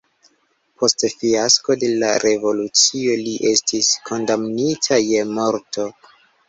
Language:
Esperanto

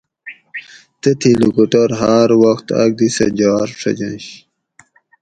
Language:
Gawri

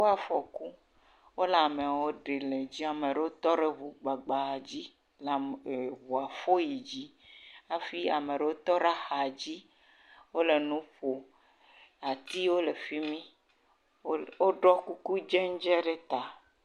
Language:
Ewe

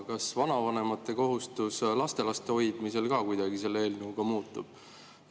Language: Estonian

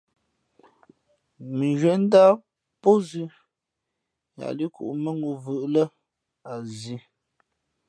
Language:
Fe'fe'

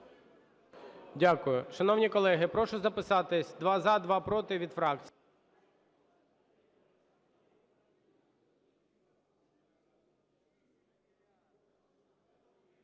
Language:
Ukrainian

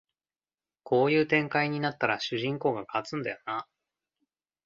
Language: Japanese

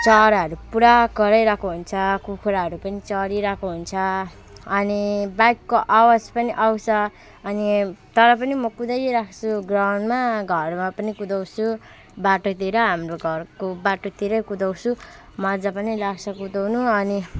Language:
Nepali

